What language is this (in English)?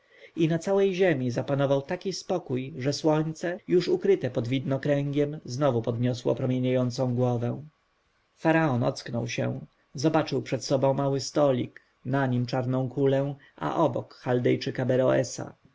Polish